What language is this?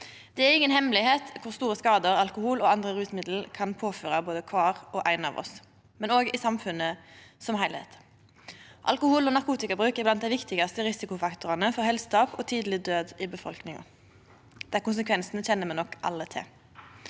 Norwegian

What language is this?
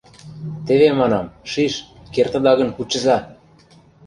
Mari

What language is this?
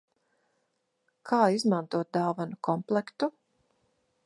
Latvian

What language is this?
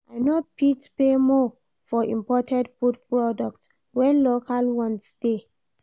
Nigerian Pidgin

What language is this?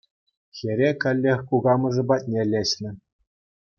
Chuvash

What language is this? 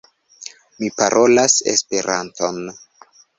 Esperanto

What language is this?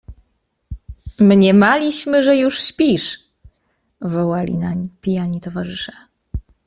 Polish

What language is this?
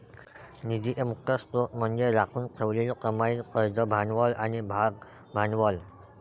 Marathi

